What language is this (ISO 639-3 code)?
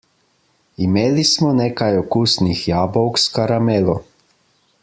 slv